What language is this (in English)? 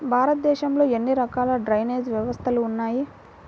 Telugu